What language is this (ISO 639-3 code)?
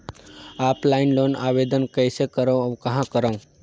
hne